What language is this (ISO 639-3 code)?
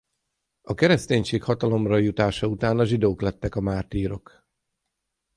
hun